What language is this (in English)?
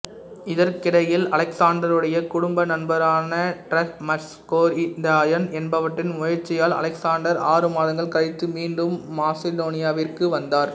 Tamil